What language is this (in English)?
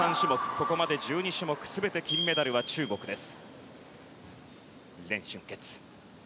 Japanese